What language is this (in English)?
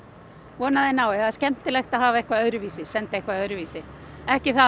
Icelandic